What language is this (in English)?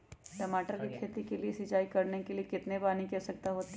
Magahi